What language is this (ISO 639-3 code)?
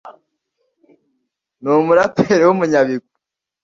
kin